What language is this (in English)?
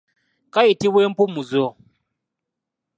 Ganda